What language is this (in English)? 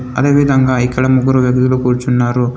Telugu